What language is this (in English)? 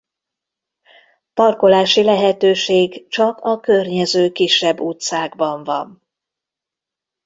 Hungarian